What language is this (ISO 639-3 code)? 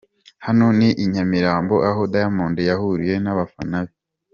kin